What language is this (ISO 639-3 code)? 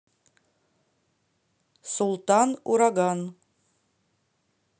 rus